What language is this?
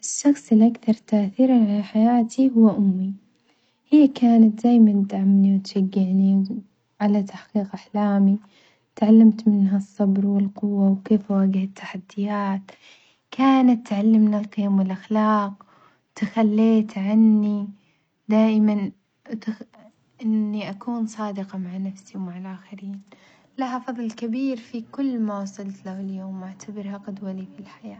Omani Arabic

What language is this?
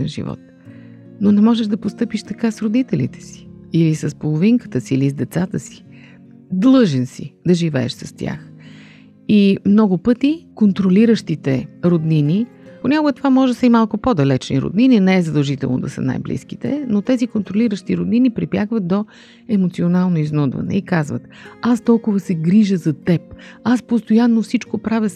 Bulgarian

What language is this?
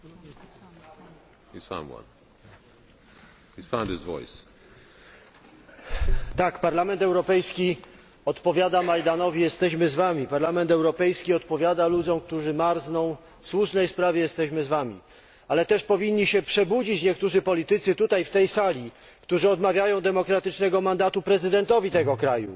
Polish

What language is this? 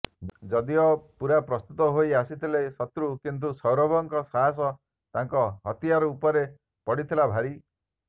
Odia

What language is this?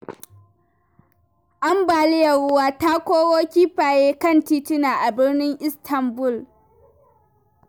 Hausa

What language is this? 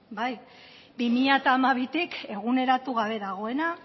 Basque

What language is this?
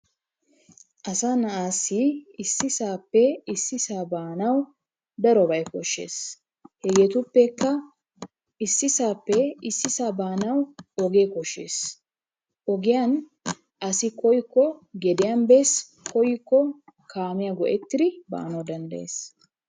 Wolaytta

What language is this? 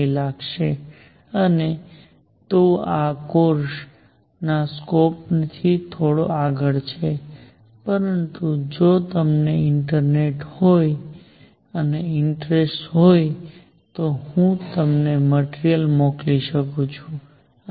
Gujarati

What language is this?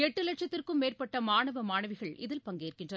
Tamil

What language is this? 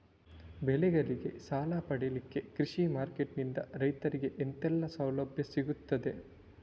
Kannada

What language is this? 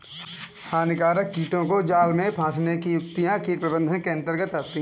Hindi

